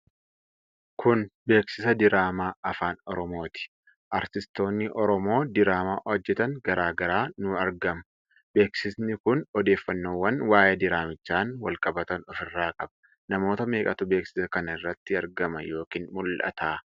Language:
Oromo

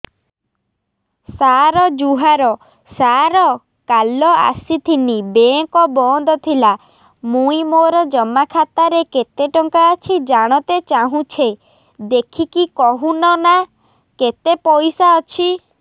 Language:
Odia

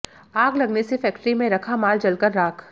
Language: Hindi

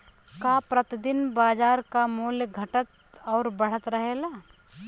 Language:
Bhojpuri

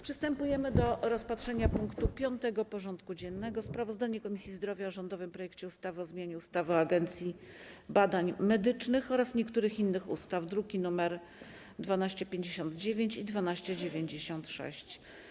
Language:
Polish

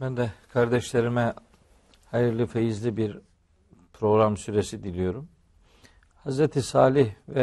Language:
Turkish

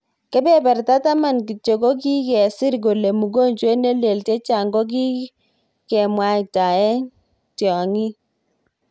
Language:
Kalenjin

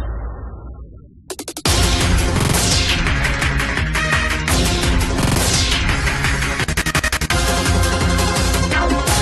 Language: Korean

